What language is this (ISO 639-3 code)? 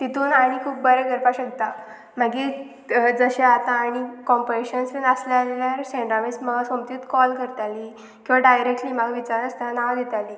kok